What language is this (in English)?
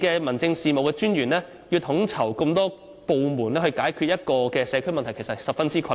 Cantonese